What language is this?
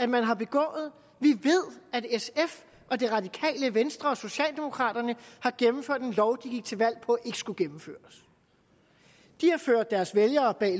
Danish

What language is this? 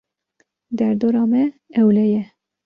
Kurdish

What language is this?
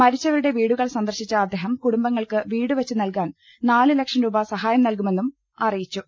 Malayalam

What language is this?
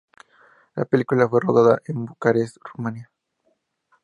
Spanish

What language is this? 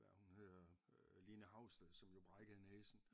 Danish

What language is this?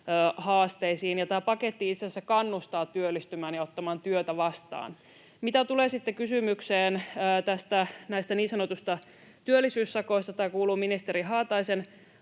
Finnish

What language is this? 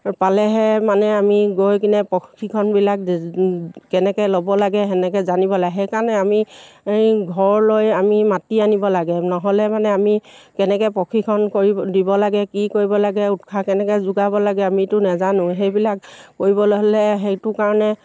Assamese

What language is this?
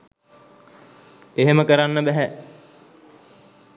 Sinhala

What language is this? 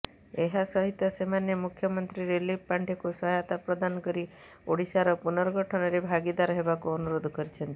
Odia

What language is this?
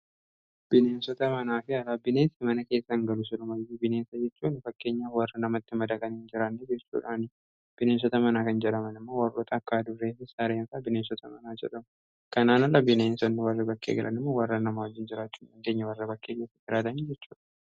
Oromo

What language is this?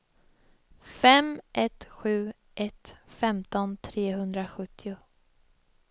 Swedish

